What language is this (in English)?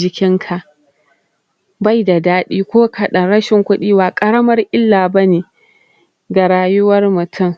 Hausa